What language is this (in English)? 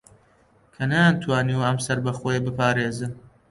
Central Kurdish